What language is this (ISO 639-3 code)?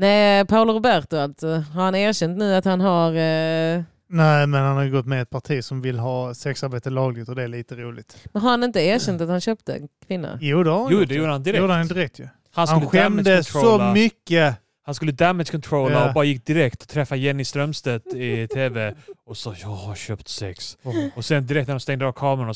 swe